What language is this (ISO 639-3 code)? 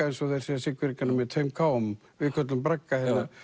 isl